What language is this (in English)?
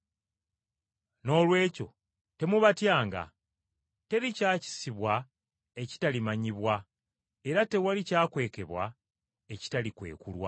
Ganda